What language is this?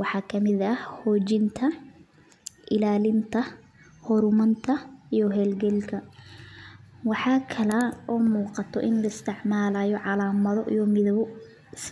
Somali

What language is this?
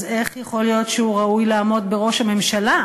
Hebrew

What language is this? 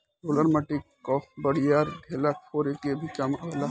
Bhojpuri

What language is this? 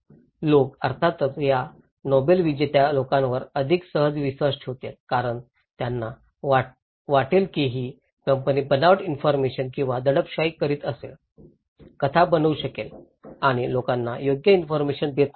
Marathi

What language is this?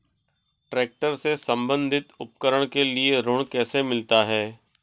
Hindi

